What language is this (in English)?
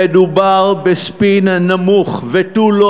Hebrew